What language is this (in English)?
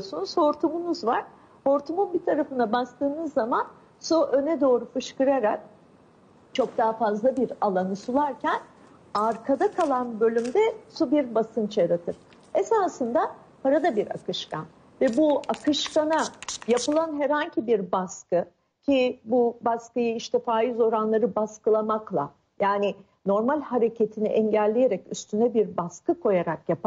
Turkish